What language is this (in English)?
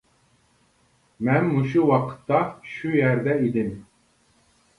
Uyghur